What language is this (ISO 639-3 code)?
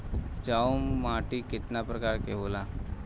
bho